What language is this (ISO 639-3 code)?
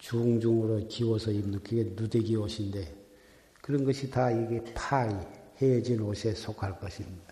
kor